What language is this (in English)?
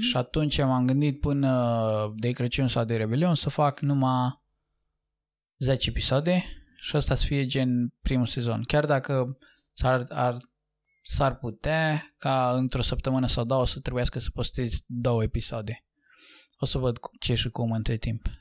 Romanian